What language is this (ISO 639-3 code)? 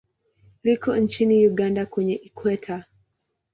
swa